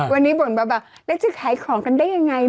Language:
Thai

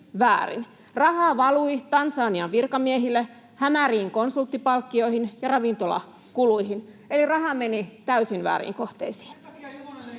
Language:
Finnish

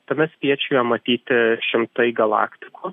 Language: Lithuanian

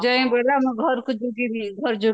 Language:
Odia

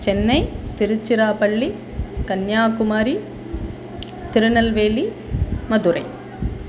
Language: Sanskrit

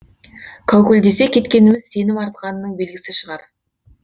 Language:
Kazakh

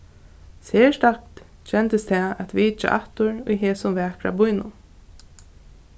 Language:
Faroese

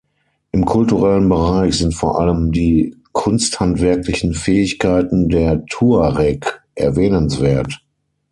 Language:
German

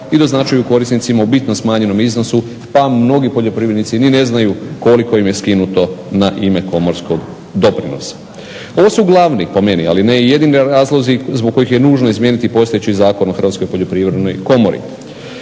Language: Croatian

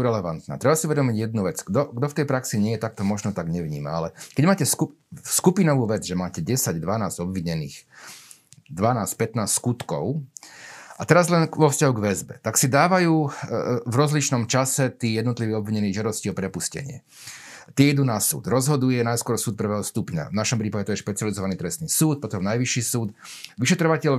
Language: Slovak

